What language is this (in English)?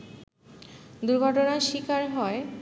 Bangla